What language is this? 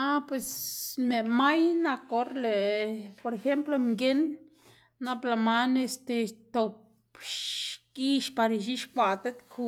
Xanaguía Zapotec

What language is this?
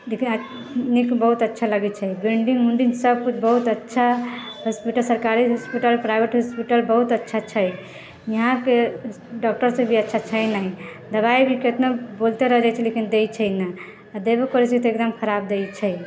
Maithili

